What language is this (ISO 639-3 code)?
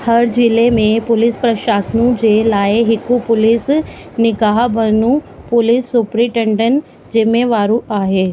snd